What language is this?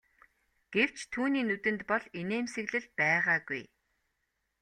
Mongolian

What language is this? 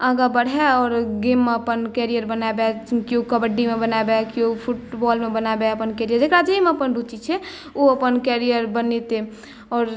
Maithili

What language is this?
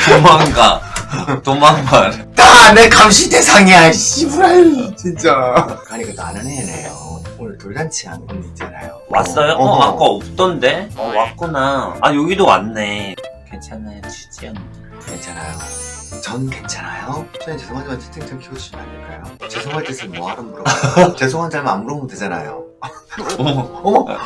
Korean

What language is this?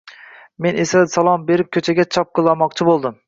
Uzbek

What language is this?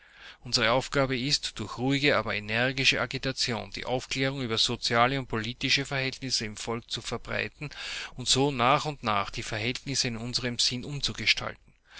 German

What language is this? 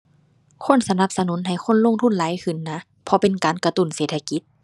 Thai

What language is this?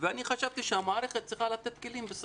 Hebrew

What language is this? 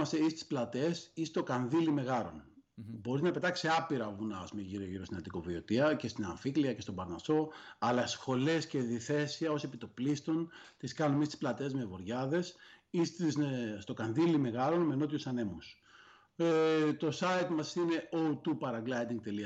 Greek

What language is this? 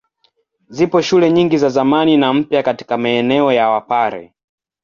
Swahili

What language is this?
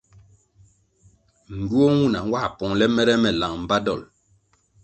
Kwasio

